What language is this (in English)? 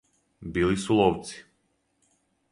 Serbian